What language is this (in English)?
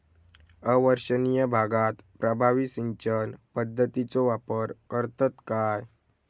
Marathi